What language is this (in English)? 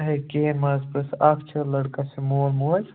Kashmiri